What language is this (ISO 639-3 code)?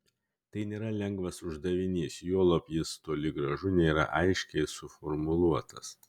lit